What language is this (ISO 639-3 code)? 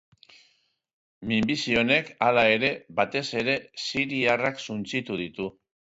eus